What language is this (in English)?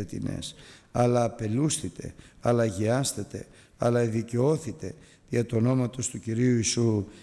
Greek